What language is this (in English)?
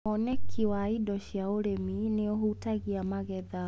Kikuyu